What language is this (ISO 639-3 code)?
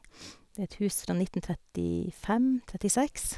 nor